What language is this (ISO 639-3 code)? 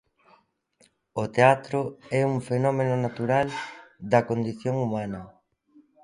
glg